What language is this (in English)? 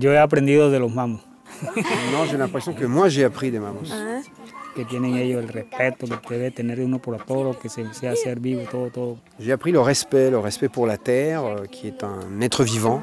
French